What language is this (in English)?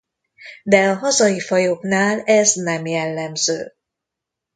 Hungarian